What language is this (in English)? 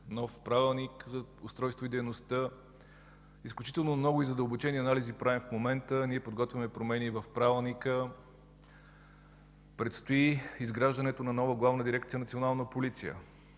Bulgarian